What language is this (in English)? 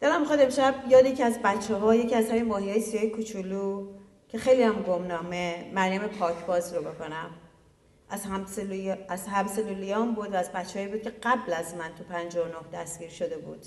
Persian